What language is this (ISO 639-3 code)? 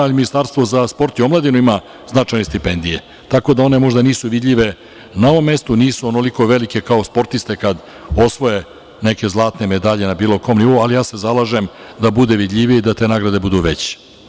srp